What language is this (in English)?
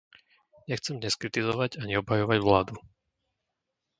Slovak